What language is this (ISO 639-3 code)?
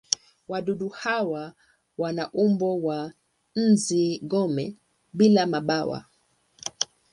swa